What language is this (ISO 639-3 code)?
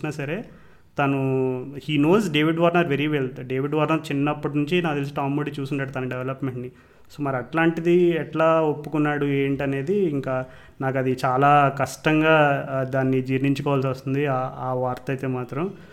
tel